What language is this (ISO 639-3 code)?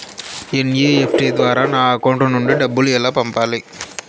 tel